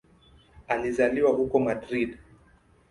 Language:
Swahili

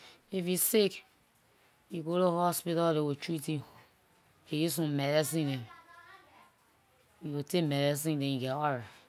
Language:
Liberian English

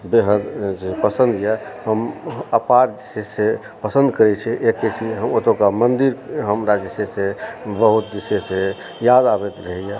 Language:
Maithili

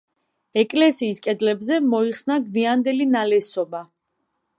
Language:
Georgian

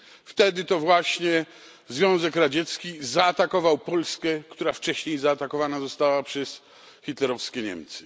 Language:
Polish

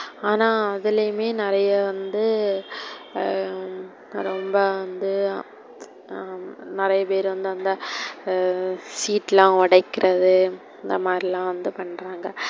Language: Tamil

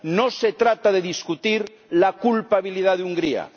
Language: Spanish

